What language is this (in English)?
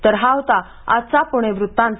Marathi